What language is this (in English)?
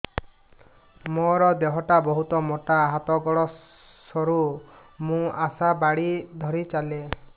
Odia